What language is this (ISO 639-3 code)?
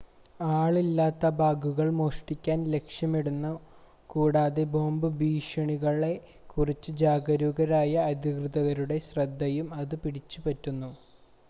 mal